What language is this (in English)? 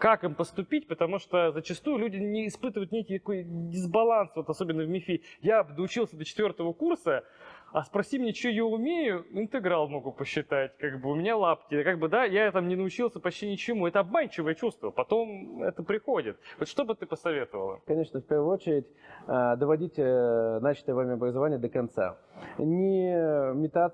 Russian